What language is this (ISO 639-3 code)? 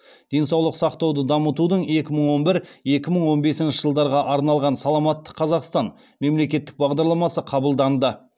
kaz